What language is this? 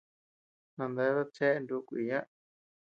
Tepeuxila Cuicatec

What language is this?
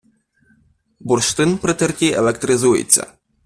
Ukrainian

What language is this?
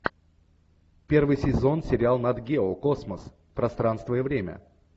Russian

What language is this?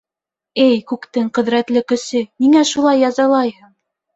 Bashkir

